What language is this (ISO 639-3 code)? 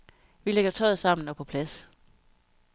dan